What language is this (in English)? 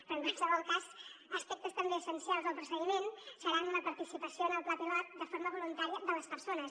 Catalan